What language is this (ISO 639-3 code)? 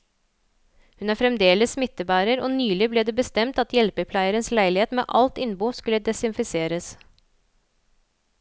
nor